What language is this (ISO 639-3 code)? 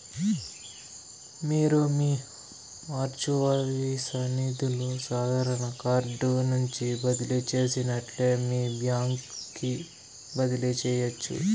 tel